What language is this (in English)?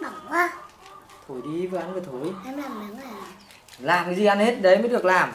Vietnamese